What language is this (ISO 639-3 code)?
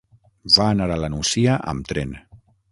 cat